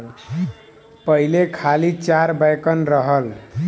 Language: Bhojpuri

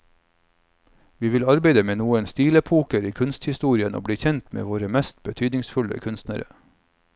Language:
Norwegian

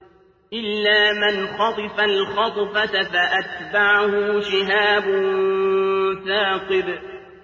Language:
Arabic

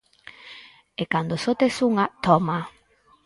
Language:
Galician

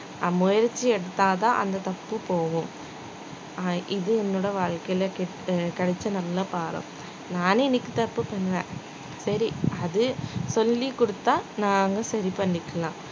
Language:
Tamil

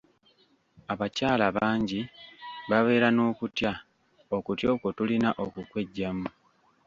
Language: Ganda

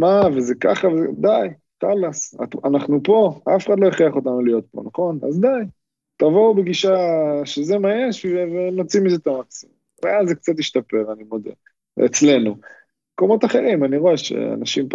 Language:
Hebrew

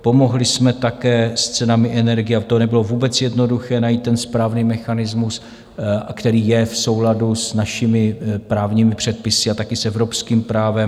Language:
Czech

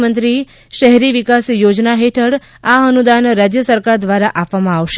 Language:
Gujarati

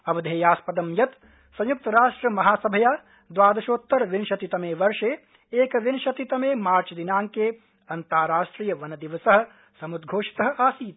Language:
Sanskrit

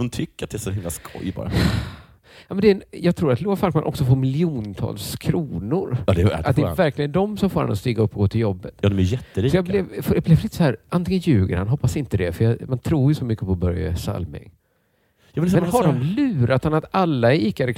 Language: Swedish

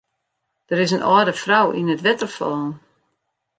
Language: Western Frisian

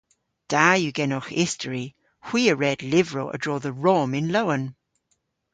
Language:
Cornish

